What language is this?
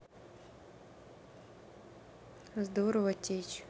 Russian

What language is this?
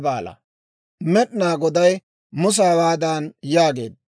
Dawro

